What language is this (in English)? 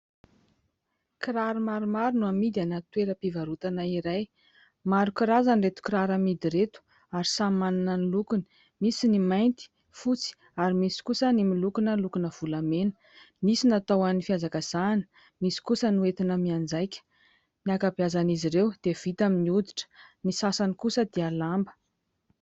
Malagasy